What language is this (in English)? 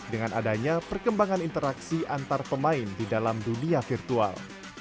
Indonesian